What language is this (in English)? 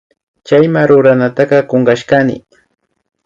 Imbabura Highland Quichua